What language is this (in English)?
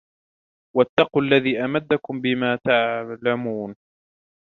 Arabic